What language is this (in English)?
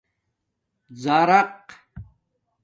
Domaaki